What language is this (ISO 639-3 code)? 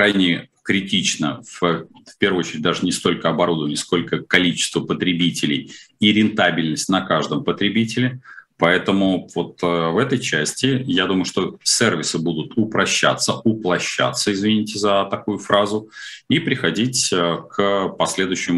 rus